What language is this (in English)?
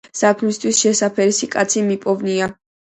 Georgian